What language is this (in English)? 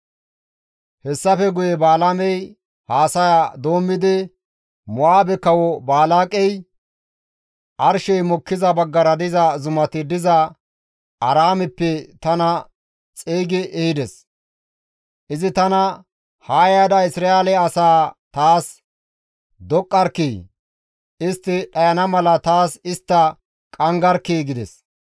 Gamo